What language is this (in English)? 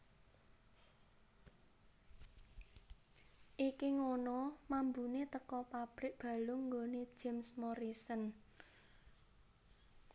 Javanese